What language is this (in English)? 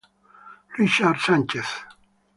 Italian